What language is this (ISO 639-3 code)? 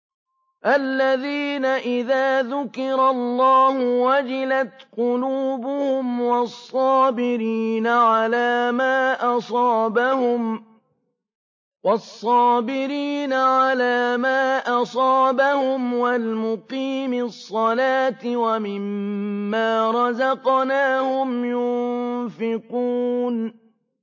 ara